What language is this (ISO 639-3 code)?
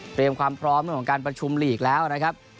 tha